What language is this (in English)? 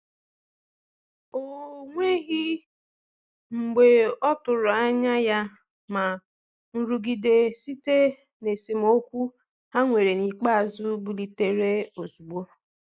Igbo